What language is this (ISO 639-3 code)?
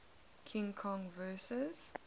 eng